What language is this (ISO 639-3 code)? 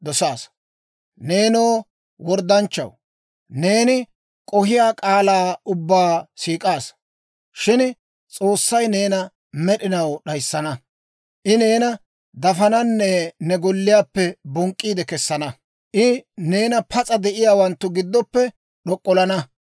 dwr